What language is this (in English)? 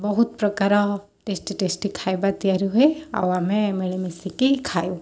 Odia